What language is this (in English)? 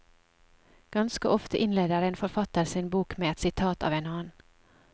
Norwegian